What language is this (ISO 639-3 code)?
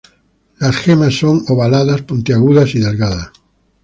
spa